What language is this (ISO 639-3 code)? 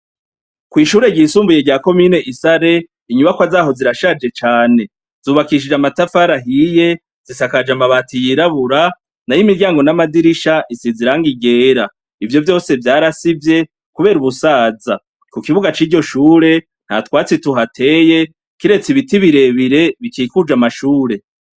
run